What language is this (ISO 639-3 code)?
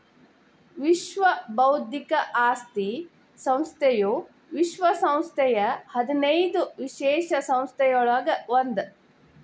kan